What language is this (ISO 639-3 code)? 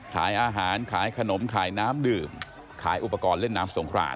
tha